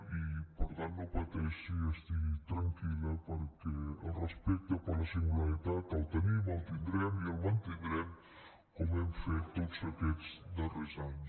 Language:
Catalan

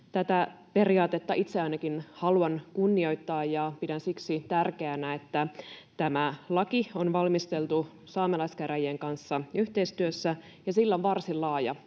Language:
Finnish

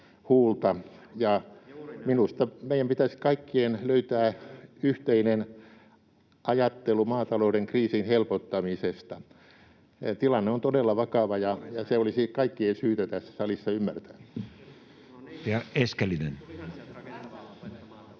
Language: Finnish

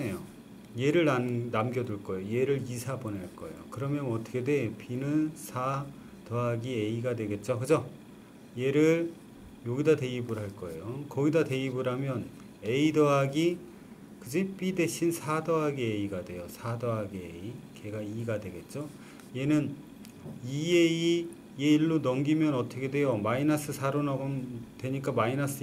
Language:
Korean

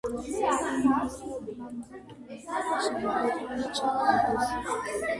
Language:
Georgian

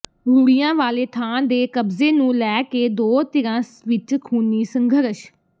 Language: Punjabi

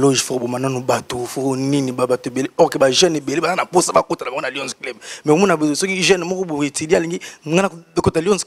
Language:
French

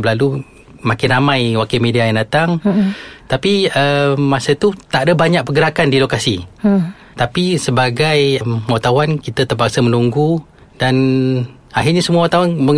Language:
Malay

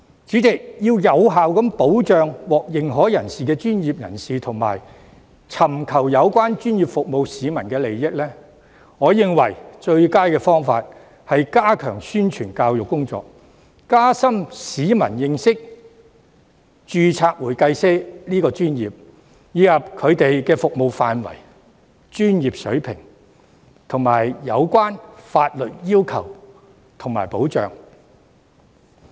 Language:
Cantonese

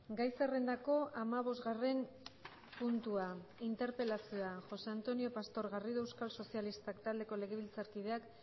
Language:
Basque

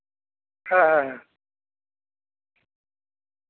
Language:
Santali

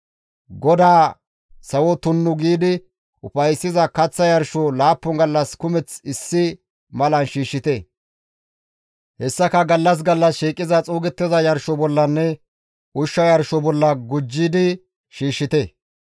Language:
Gamo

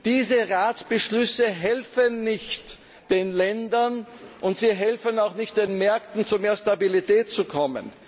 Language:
German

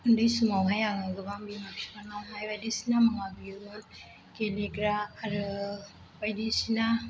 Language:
Bodo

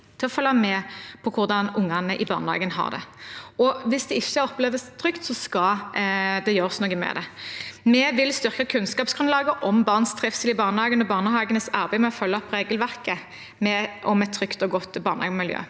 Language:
Norwegian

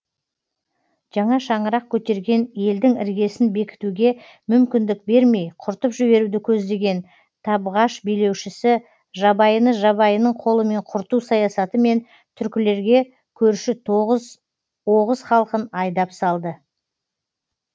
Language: Kazakh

